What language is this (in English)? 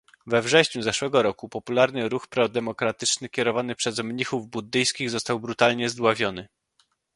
Polish